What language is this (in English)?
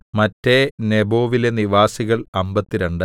Malayalam